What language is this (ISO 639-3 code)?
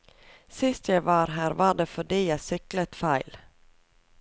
nor